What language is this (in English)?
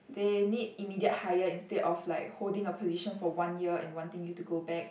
English